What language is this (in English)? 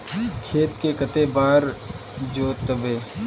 Magahi